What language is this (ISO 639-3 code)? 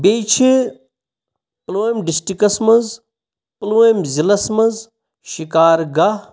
kas